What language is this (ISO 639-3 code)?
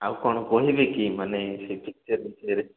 ori